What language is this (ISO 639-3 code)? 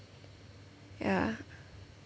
eng